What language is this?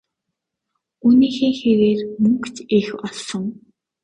Mongolian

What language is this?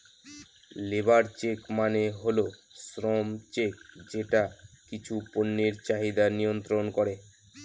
Bangla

